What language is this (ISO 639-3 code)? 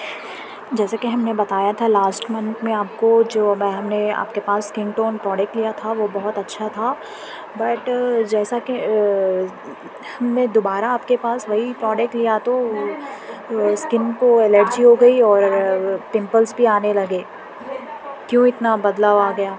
urd